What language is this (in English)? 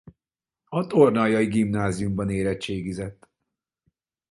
Hungarian